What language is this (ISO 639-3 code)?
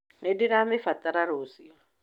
kik